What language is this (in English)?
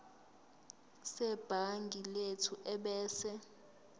Zulu